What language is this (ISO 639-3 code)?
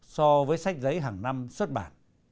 vie